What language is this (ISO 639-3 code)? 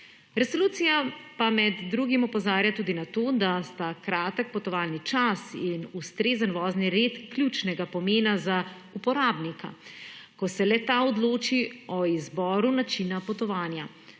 slv